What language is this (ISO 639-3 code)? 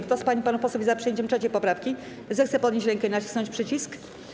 pol